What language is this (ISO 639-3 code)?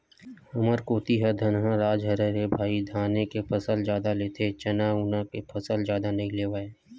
hne